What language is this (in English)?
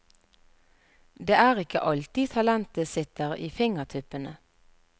Norwegian